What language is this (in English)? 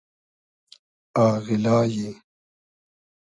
Hazaragi